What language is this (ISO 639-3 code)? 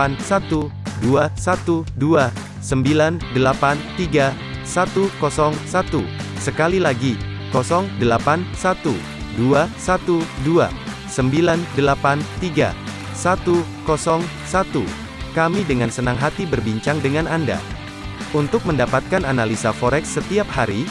ind